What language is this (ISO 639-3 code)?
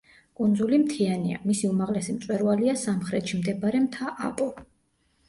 kat